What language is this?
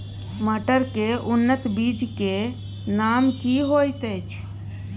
Maithili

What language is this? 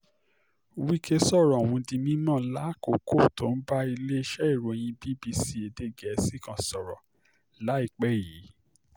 Yoruba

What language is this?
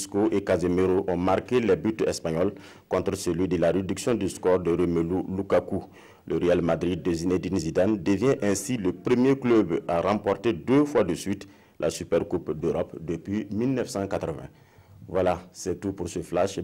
French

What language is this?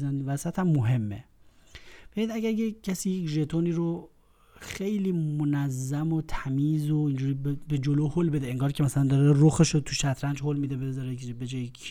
Persian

